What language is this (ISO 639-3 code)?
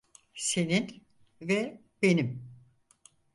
tur